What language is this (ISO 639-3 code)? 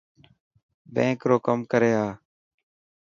mki